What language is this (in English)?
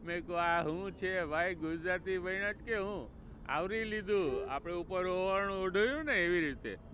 Gujarati